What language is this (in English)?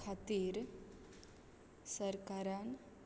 Konkani